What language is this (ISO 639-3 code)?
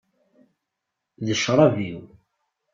kab